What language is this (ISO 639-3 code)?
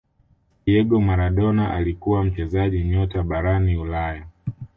swa